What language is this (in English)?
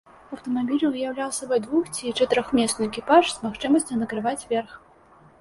Belarusian